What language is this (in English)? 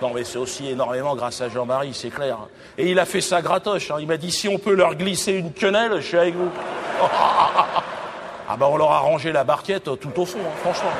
French